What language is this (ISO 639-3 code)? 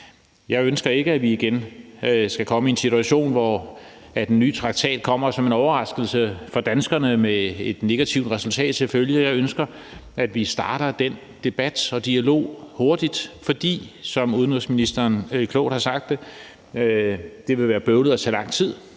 dan